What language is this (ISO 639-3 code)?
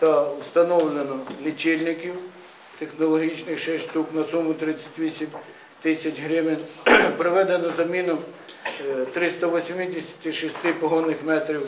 ukr